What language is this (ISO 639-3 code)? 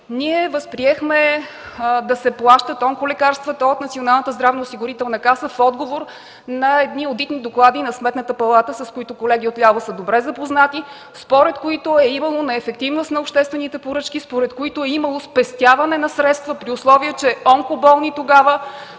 bul